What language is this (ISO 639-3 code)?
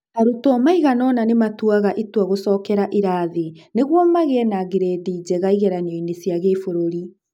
kik